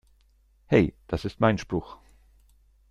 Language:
German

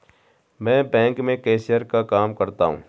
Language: Hindi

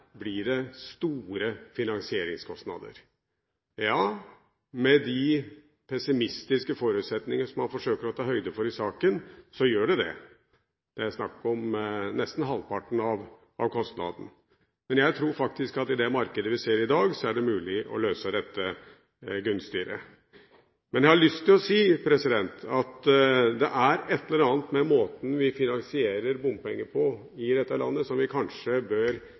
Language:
Norwegian Bokmål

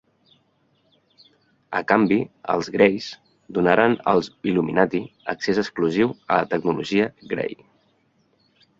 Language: Catalan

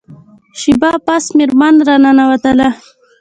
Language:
Pashto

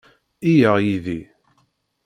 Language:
Kabyle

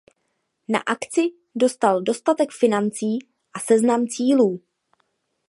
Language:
Czech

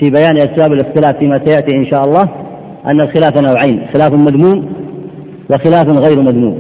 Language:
Arabic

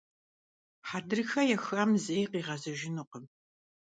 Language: Kabardian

